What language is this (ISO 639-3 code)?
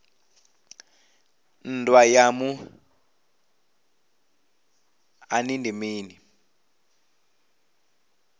ven